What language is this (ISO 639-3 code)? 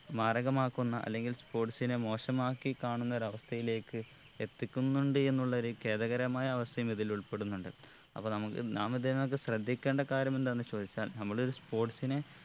mal